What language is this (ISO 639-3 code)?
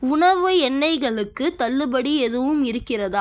tam